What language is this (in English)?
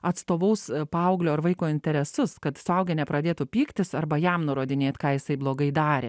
Lithuanian